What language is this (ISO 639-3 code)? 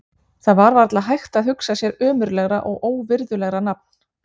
isl